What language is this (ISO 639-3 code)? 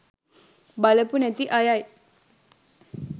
sin